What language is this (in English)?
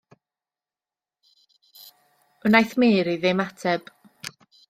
Welsh